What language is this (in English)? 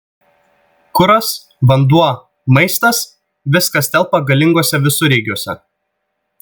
Lithuanian